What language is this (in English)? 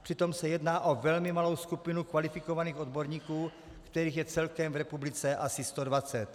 Czech